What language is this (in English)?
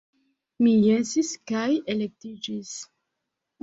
Esperanto